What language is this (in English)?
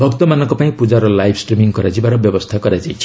Odia